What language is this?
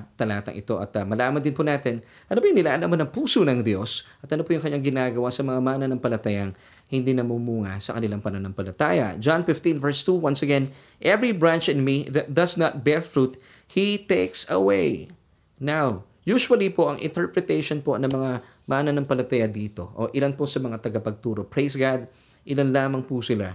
Filipino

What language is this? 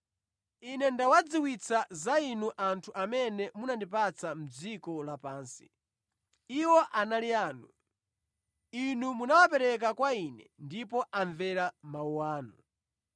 Nyanja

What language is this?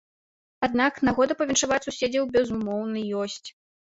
Belarusian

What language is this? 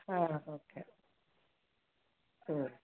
Kannada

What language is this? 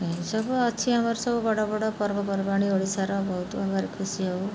Odia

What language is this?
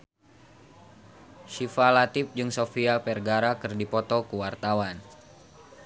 Sundanese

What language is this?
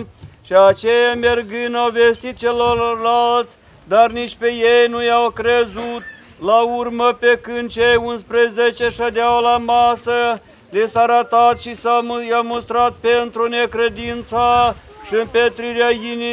Romanian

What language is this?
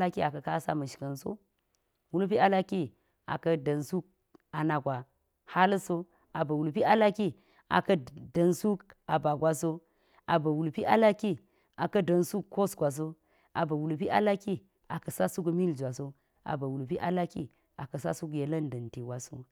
Geji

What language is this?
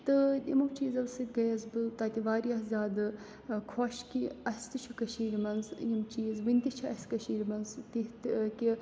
Kashmiri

